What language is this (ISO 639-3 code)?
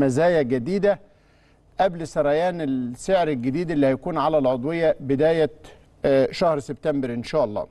ara